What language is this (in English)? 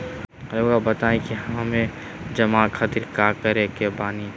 Magahi